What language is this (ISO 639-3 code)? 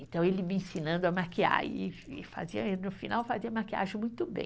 por